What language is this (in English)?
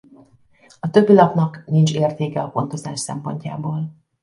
Hungarian